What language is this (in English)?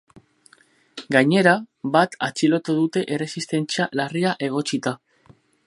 Basque